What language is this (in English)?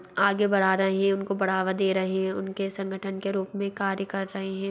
Hindi